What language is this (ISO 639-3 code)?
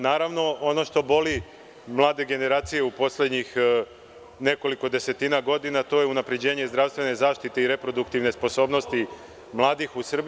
srp